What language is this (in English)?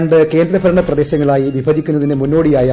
Malayalam